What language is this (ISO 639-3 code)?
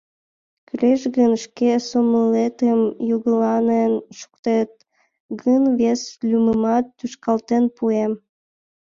chm